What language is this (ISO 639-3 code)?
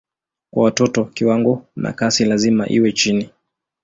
swa